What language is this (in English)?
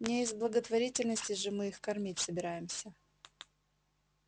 Russian